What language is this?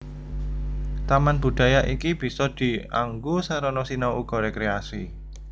Javanese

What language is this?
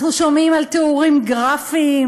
Hebrew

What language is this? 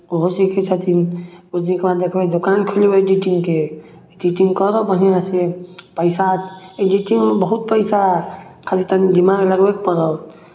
Maithili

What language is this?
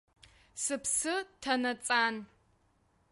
Abkhazian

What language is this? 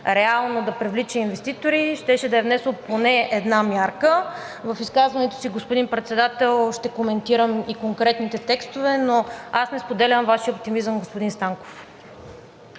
Bulgarian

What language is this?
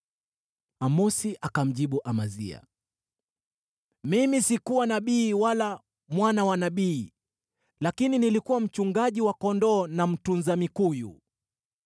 Swahili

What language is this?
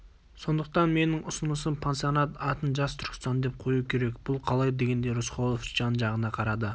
Kazakh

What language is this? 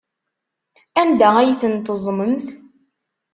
Kabyle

